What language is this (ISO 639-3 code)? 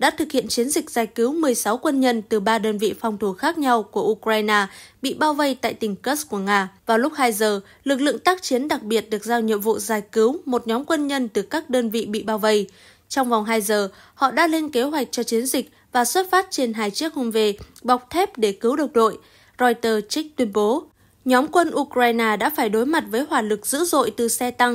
vie